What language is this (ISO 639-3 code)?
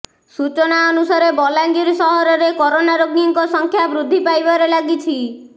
ori